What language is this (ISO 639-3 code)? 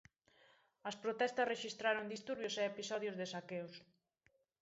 glg